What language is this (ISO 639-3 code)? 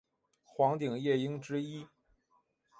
zho